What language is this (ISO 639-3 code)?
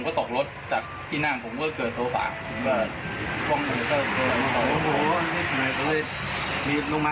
tha